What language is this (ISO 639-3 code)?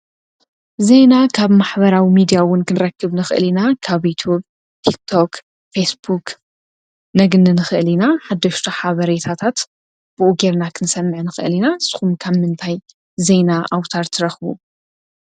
tir